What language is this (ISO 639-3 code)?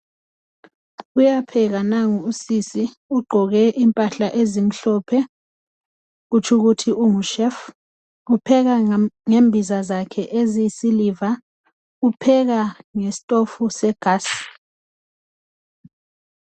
nde